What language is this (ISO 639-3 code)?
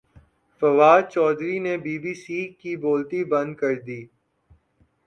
urd